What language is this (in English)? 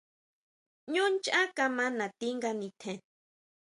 Huautla Mazatec